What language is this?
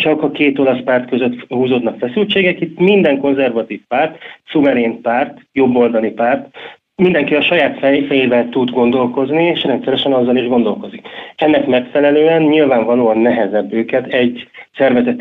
Hungarian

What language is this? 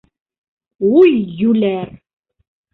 Bashkir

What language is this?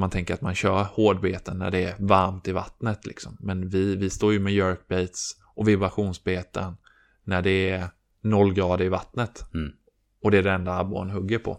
Swedish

